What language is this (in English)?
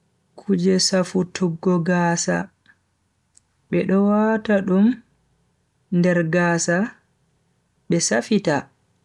Bagirmi Fulfulde